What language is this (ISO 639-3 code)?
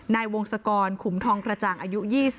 tha